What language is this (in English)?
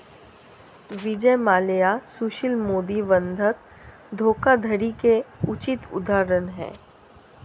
Hindi